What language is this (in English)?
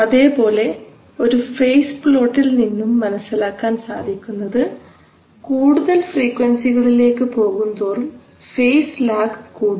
Malayalam